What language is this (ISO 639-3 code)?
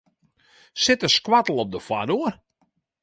fry